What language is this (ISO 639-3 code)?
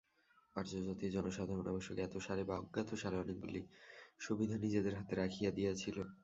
ben